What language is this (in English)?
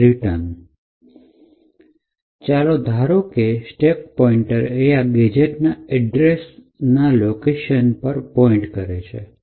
Gujarati